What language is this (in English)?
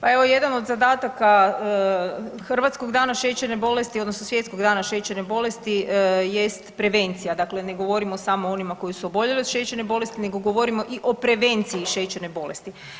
Croatian